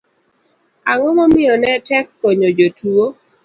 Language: Luo (Kenya and Tanzania)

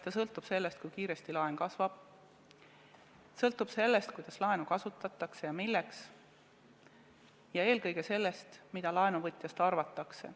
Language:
Estonian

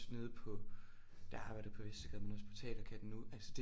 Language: Danish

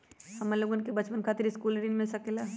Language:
Magahi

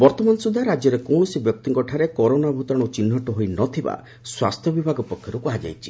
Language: Odia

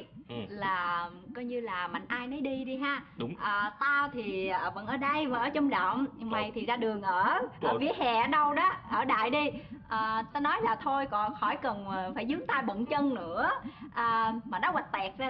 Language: Vietnamese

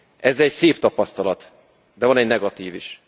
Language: Hungarian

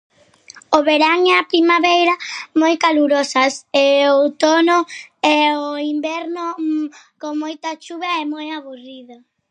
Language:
Galician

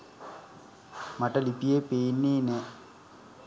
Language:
Sinhala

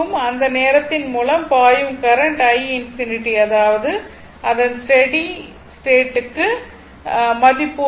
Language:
Tamil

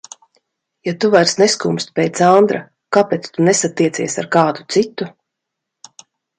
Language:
Latvian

